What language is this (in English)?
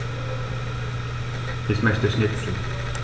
German